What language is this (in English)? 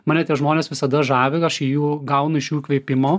Lithuanian